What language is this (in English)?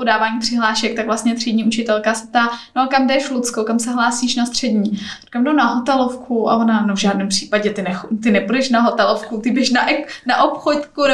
Czech